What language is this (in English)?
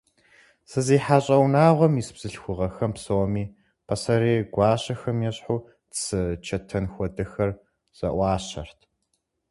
Kabardian